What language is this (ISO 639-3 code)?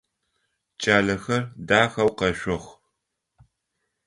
ady